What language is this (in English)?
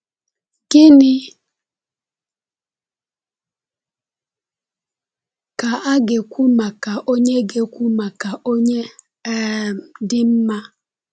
Igbo